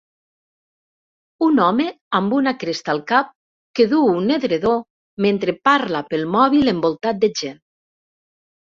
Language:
Catalan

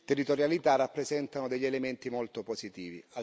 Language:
Italian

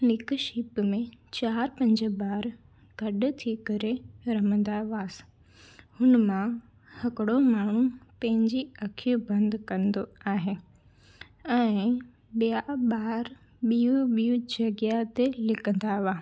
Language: Sindhi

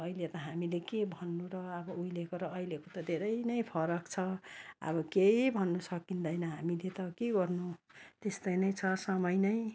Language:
Nepali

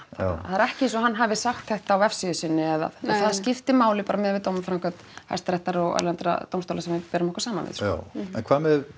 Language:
Icelandic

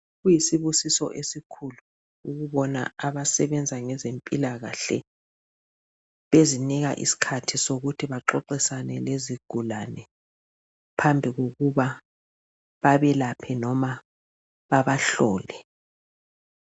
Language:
North Ndebele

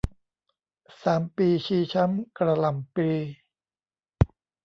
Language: Thai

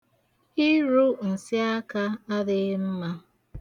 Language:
Igbo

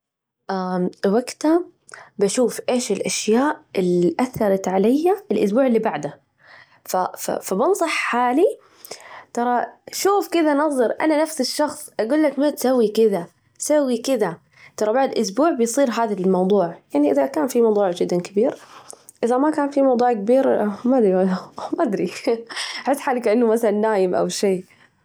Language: Najdi Arabic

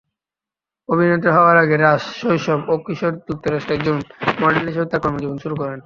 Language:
Bangla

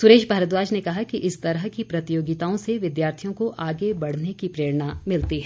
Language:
Hindi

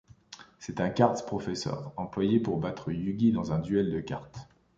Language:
French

